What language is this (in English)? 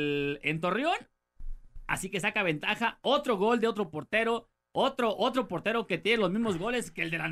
Spanish